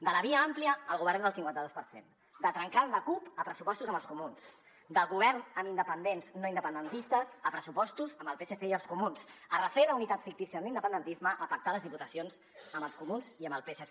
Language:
Catalan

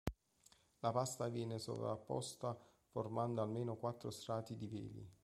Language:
Italian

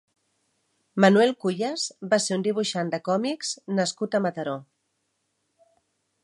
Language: Catalan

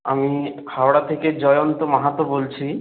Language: Bangla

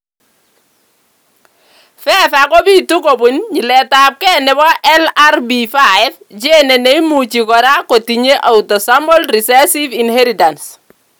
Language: Kalenjin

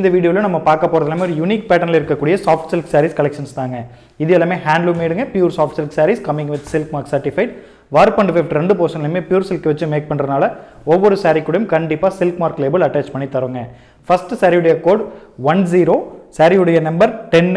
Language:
Tamil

